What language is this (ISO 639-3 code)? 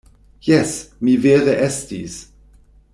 epo